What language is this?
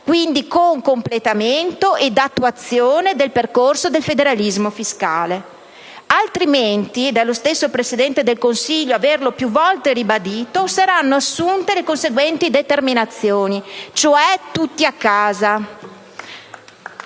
Italian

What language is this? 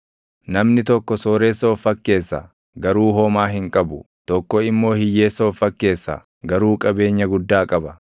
Oromo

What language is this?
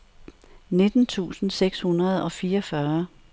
Danish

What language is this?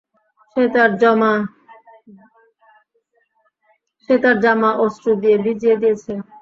Bangla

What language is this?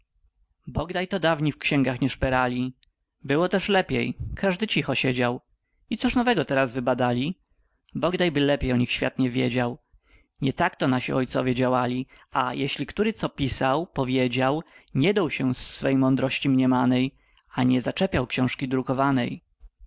Polish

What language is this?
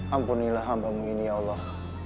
Indonesian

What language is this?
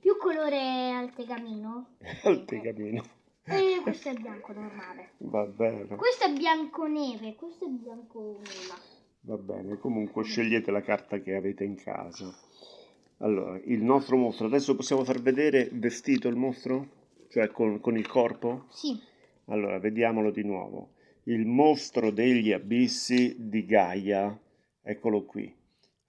Italian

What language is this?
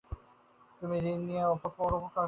Bangla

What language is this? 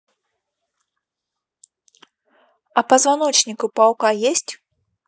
Russian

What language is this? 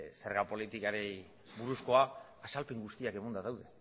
Basque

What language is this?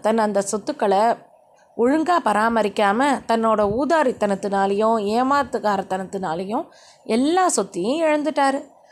Tamil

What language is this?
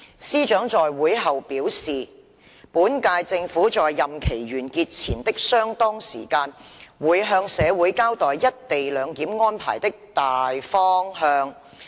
Cantonese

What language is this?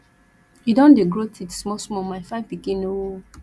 Nigerian Pidgin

